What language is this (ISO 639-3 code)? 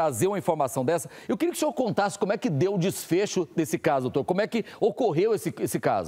por